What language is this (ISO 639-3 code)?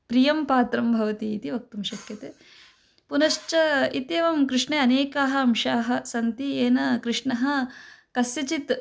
san